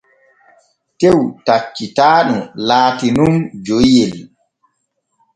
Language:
Borgu Fulfulde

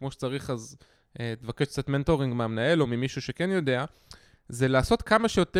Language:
Hebrew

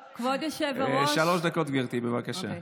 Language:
Hebrew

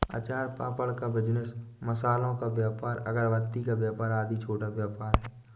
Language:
Hindi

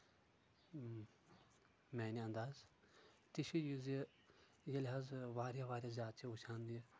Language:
Kashmiri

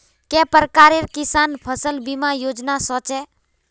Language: Magahi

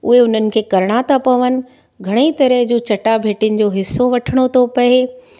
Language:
Sindhi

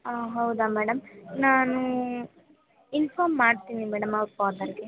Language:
Kannada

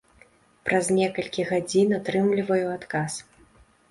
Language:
Belarusian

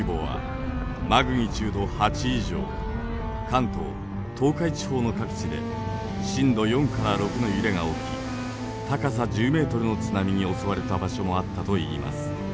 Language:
Japanese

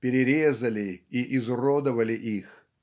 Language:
Russian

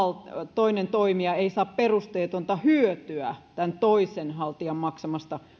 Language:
Finnish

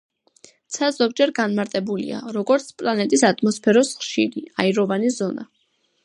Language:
Georgian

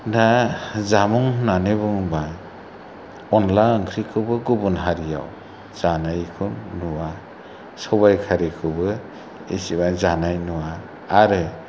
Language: Bodo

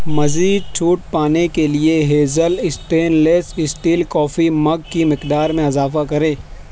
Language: Urdu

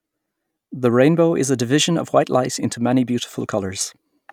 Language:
English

